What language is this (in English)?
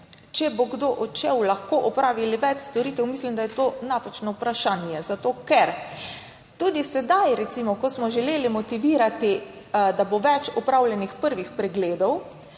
Slovenian